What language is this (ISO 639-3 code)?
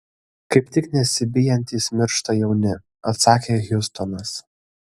lit